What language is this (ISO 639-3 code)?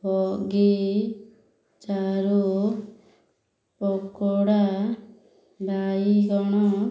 ori